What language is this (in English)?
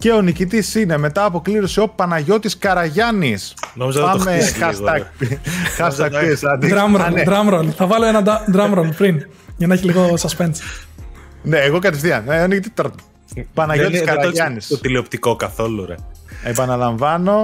Greek